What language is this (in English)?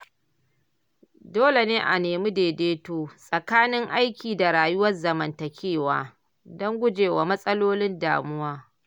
Hausa